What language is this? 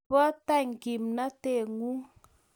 Kalenjin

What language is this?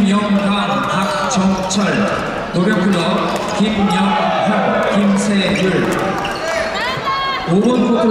Korean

